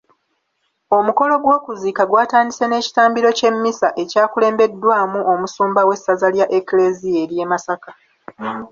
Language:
Ganda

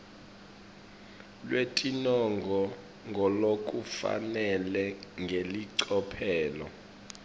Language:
Swati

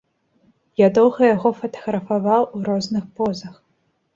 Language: Belarusian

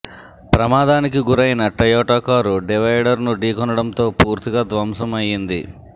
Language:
Telugu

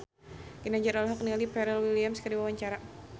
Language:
Sundanese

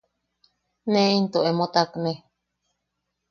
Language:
Yaqui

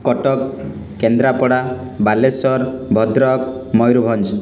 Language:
Odia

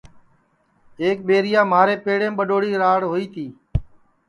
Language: Sansi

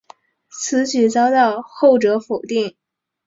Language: Chinese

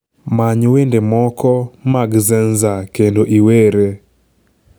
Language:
Luo (Kenya and Tanzania)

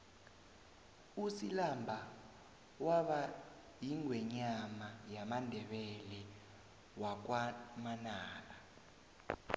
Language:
South Ndebele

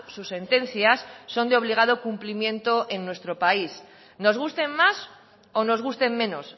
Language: Spanish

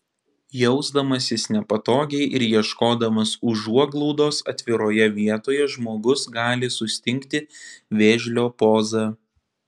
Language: Lithuanian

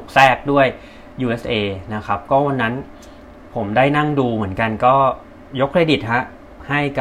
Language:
Thai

